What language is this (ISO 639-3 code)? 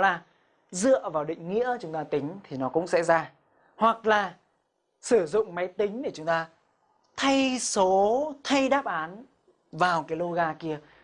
vie